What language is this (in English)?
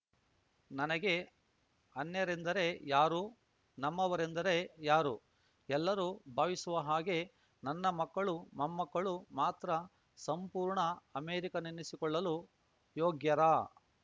Kannada